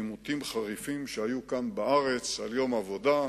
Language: Hebrew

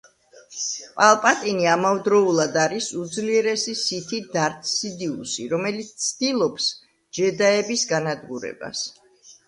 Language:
Georgian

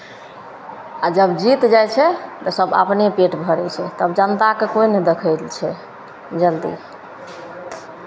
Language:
Maithili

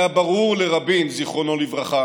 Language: Hebrew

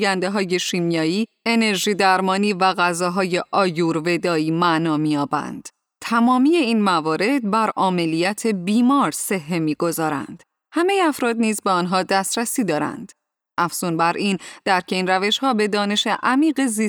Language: Persian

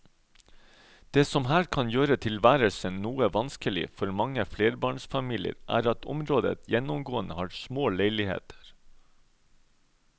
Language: Norwegian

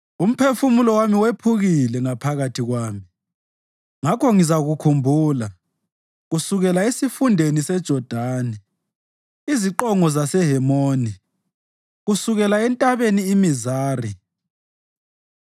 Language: North Ndebele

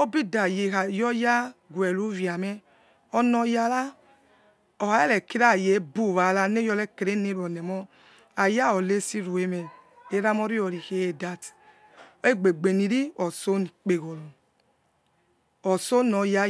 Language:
Yekhee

